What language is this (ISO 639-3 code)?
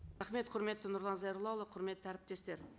kaz